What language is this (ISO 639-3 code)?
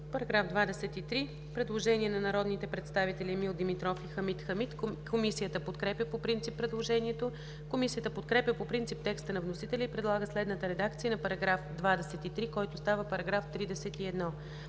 bul